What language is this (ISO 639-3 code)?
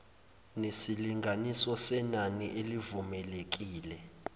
zul